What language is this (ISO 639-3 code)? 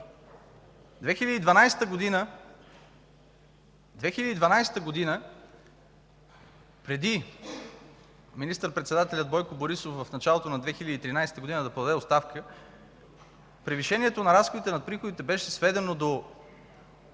bul